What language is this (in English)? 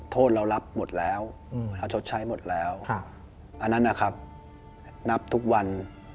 Thai